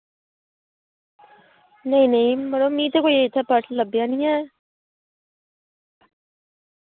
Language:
Dogri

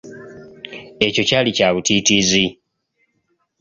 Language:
Ganda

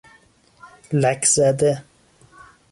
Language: Persian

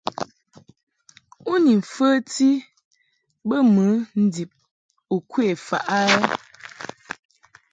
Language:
Mungaka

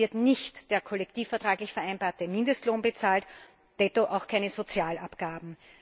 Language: German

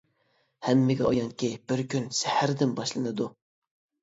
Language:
Uyghur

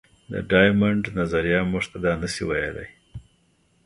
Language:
Pashto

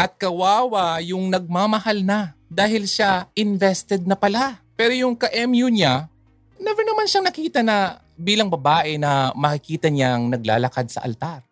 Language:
Filipino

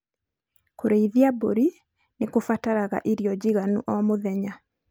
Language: Kikuyu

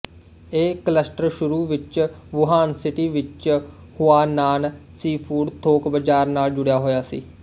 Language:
Punjabi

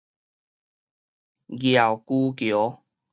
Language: Min Nan Chinese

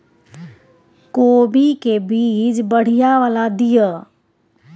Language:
Maithili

